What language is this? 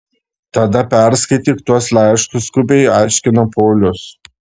Lithuanian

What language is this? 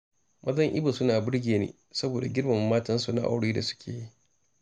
Hausa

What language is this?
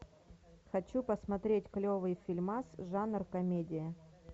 Russian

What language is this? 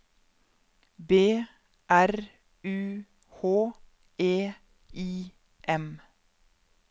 Norwegian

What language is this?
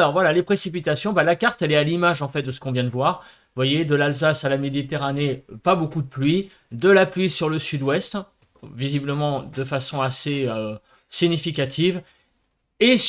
French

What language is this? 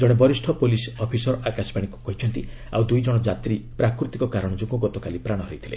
Odia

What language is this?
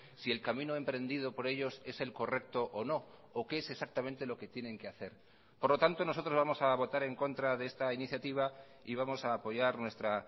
Spanish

